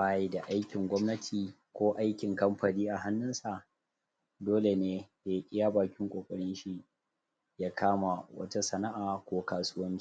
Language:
Hausa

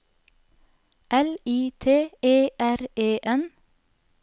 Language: Norwegian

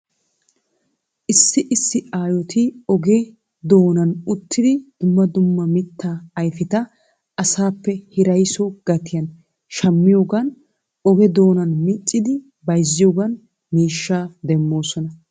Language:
Wolaytta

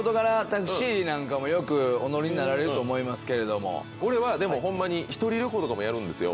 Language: Japanese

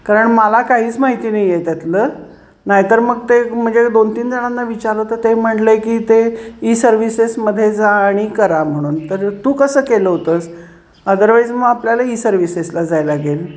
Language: Marathi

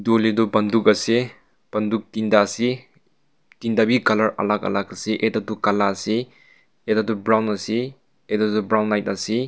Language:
Naga Pidgin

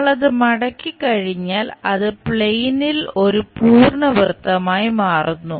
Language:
Malayalam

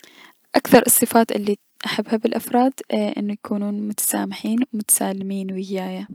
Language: Mesopotamian Arabic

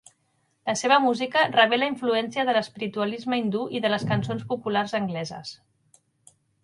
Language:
Catalan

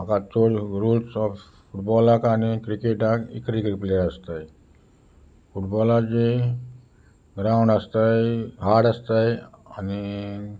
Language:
Konkani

